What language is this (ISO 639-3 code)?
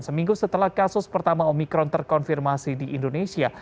ind